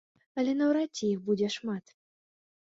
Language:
Belarusian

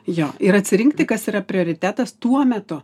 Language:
Lithuanian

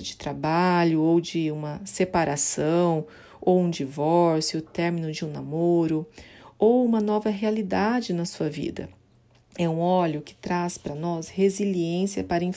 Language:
Portuguese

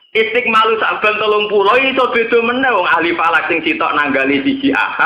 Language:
Indonesian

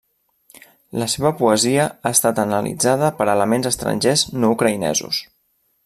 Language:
Catalan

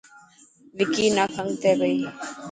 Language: Dhatki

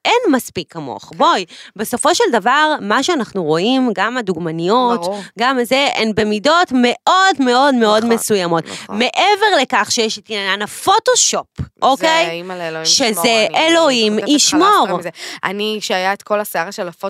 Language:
Hebrew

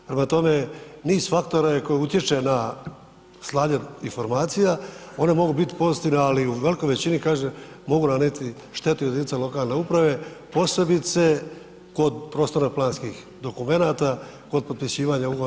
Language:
Croatian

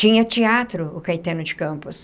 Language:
Portuguese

